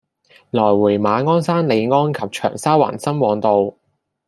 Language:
Cantonese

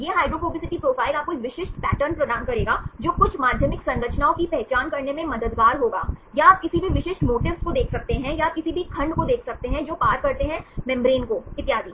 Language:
Hindi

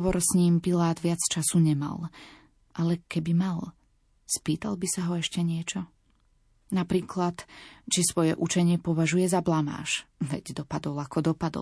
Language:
Slovak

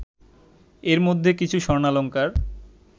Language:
Bangla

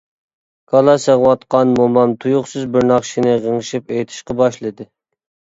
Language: Uyghur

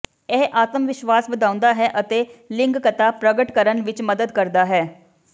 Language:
Punjabi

